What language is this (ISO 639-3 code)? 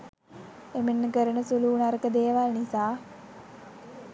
sin